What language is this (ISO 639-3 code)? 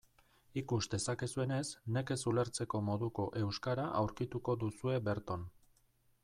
eus